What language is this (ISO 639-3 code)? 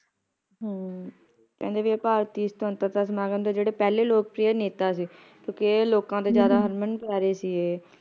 pan